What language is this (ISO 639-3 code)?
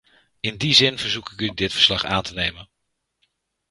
nld